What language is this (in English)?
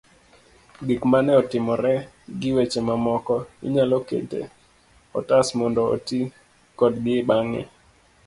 Luo (Kenya and Tanzania)